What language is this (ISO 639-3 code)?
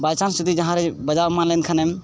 sat